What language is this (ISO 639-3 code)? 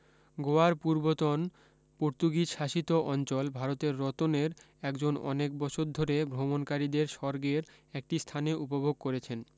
ben